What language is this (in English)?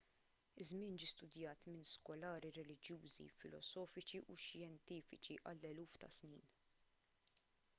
Maltese